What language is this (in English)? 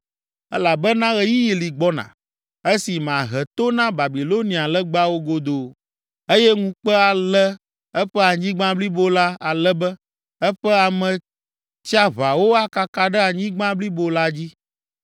Ewe